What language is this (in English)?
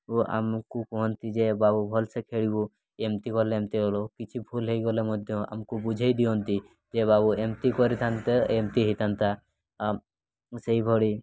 Odia